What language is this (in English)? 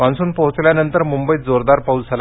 Marathi